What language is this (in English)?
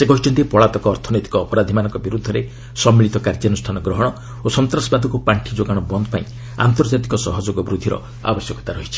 Odia